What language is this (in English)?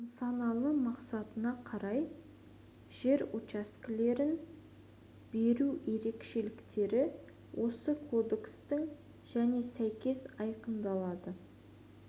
Kazakh